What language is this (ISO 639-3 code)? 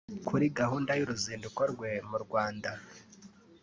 kin